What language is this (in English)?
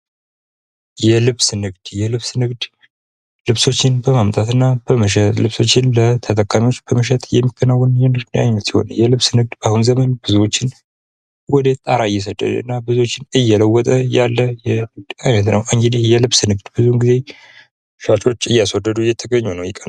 Amharic